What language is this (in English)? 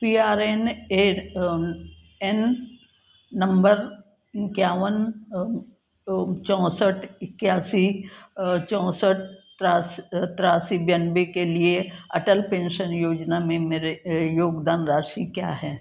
Hindi